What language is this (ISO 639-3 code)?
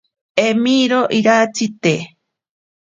prq